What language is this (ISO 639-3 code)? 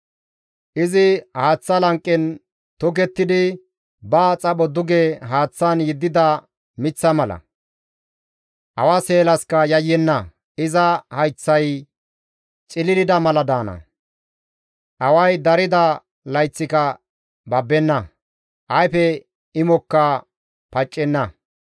gmv